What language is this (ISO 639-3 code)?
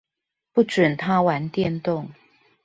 zho